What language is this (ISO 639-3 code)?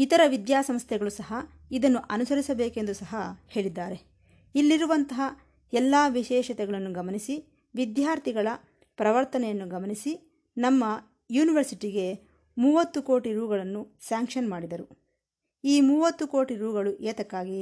kan